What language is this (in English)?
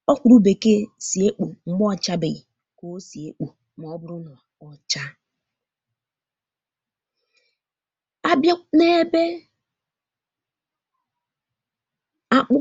Igbo